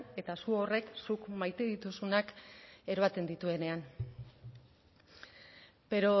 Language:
Basque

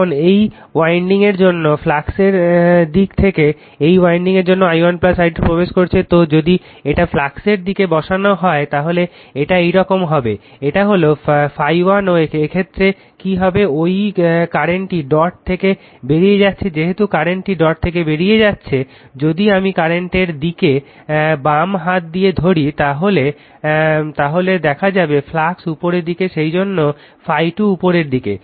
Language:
Bangla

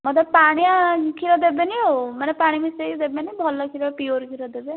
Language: Odia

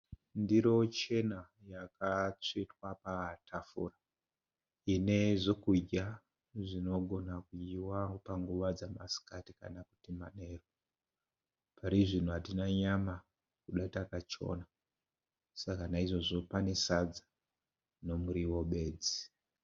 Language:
Shona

